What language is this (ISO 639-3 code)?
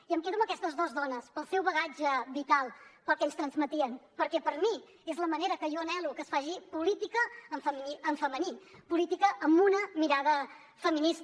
cat